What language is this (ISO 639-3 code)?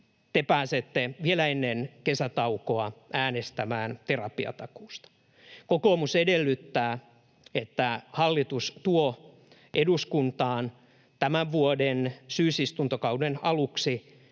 fin